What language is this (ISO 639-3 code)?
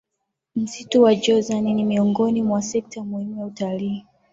swa